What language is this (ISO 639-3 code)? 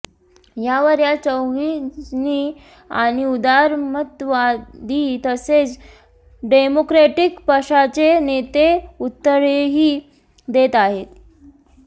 mar